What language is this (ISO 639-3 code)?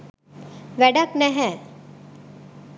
sin